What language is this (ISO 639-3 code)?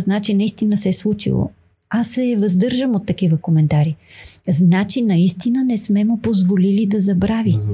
bul